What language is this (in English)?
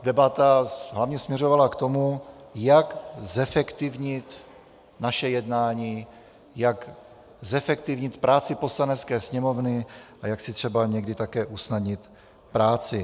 Czech